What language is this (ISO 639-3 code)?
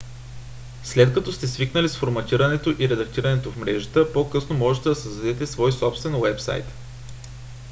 bul